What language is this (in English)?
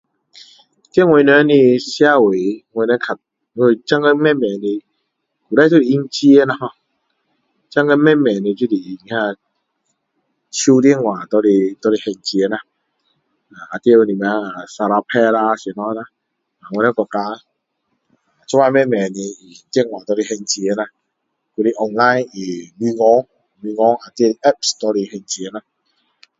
Min Dong Chinese